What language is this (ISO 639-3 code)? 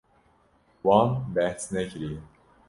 kur